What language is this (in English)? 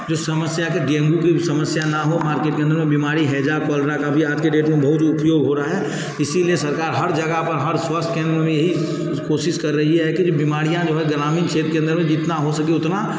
Hindi